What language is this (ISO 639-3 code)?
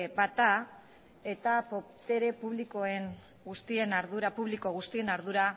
eus